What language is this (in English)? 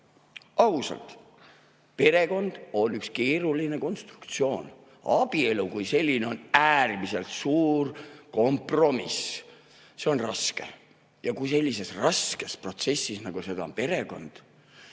Estonian